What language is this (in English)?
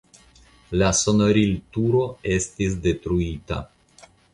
Esperanto